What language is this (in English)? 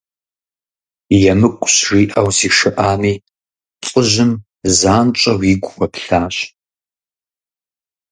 Kabardian